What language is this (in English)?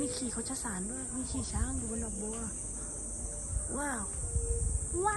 Thai